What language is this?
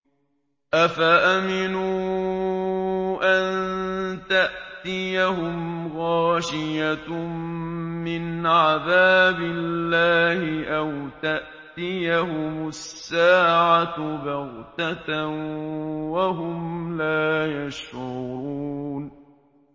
Arabic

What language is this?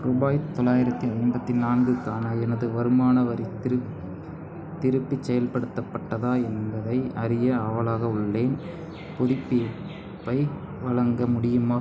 Tamil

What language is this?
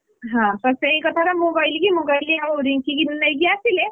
Odia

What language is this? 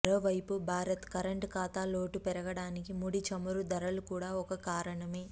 Telugu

